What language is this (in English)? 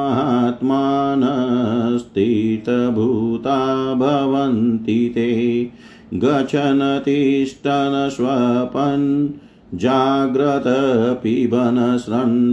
Hindi